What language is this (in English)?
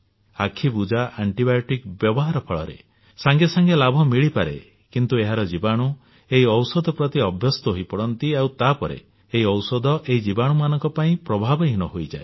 Odia